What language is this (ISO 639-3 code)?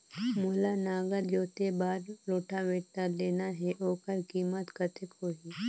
hne